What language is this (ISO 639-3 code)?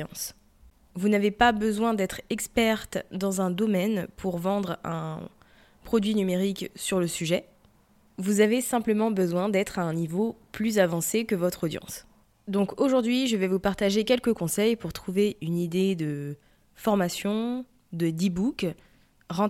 fra